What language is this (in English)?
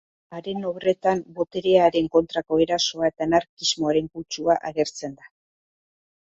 Basque